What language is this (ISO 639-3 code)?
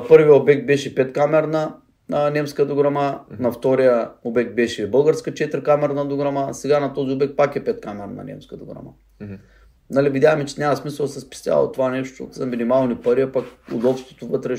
bul